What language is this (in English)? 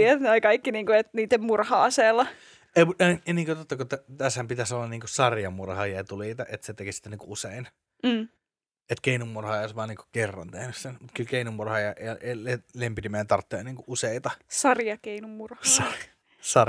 Finnish